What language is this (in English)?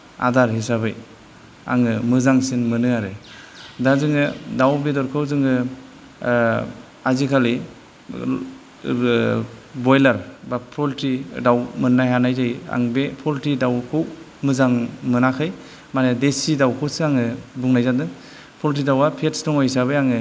Bodo